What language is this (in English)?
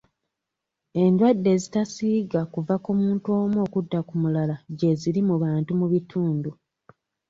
Ganda